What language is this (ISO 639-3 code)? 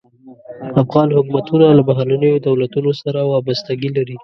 pus